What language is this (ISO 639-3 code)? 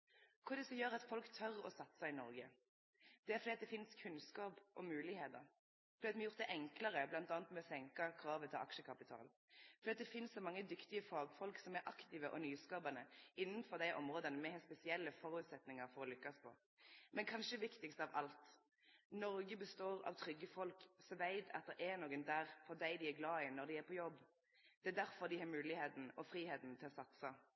nno